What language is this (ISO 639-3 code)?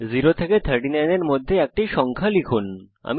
ben